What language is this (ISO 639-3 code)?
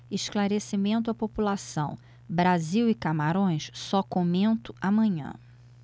por